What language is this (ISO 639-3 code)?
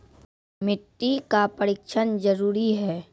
mai